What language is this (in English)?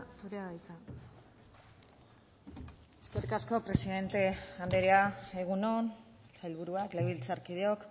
Basque